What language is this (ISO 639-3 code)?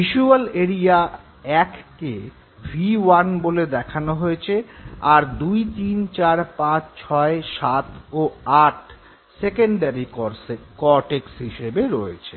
ben